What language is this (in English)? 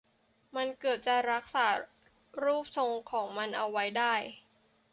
Thai